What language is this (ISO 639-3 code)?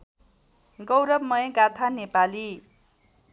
nep